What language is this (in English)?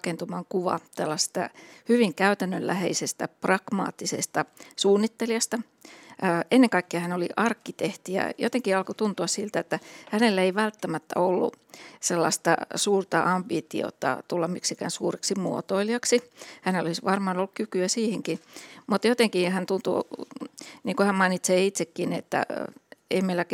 Finnish